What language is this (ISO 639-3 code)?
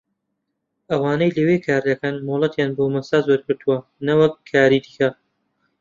ckb